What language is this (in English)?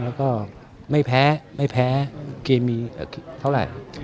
Thai